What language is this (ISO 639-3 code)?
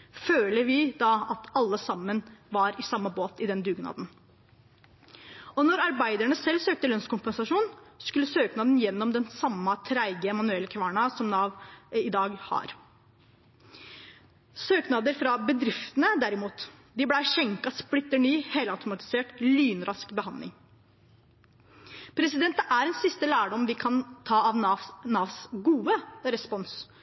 nob